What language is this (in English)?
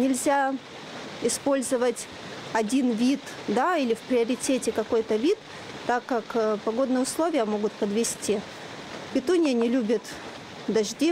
Russian